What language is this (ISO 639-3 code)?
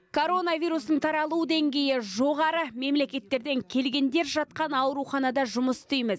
kaz